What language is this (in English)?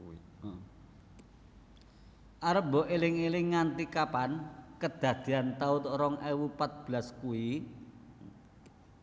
Javanese